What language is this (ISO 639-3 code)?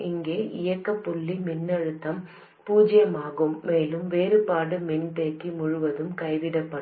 tam